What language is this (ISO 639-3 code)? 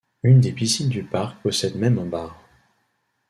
fra